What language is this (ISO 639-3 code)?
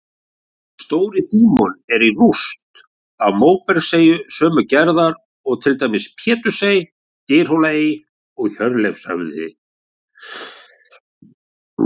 isl